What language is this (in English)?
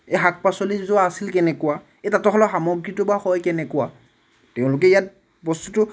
Assamese